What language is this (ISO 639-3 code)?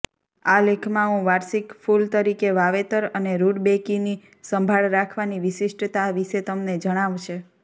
guj